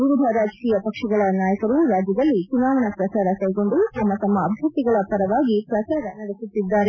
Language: Kannada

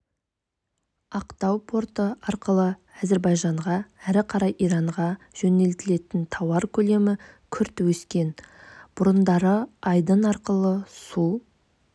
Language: Kazakh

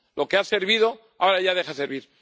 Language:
Spanish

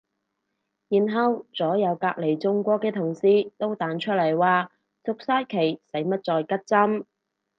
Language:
Cantonese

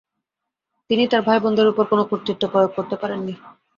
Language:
Bangla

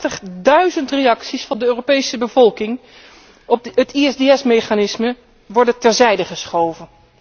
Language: Dutch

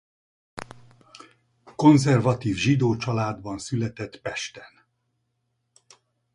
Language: Hungarian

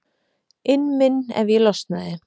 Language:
Icelandic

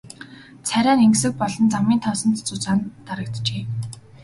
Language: Mongolian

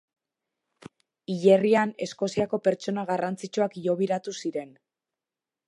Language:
Basque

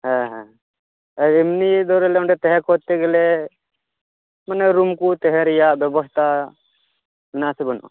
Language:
Santali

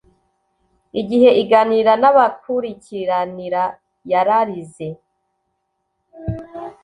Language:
Kinyarwanda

